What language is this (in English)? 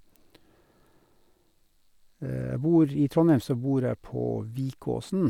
Norwegian